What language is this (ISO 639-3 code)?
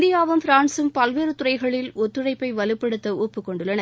tam